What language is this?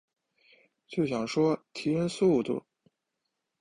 Chinese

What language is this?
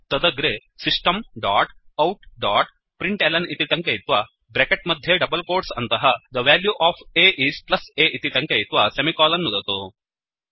Sanskrit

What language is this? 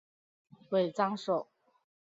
Chinese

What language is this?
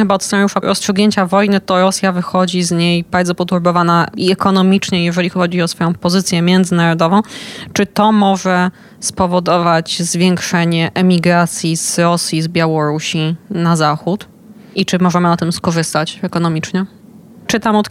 Polish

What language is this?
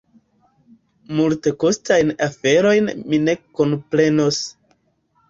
Esperanto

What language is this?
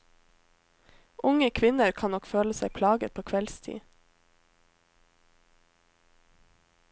Norwegian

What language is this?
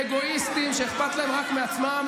Hebrew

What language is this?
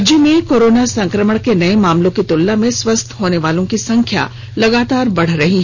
Hindi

